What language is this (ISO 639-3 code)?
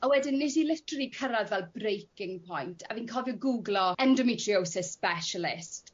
cym